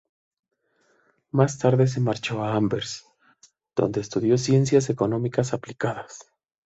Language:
Spanish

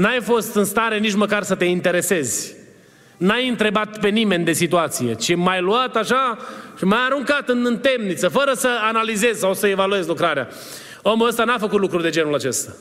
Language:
Romanian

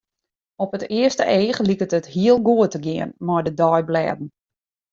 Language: Western Frisian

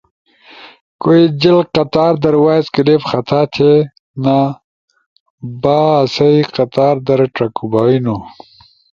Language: Ushojo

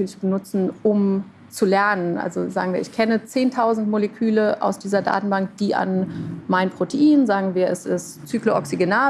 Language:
German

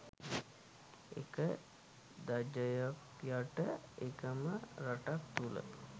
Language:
Sinhala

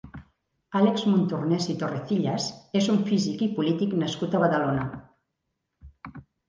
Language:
Catalan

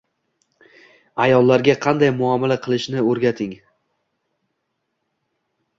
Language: Uzbek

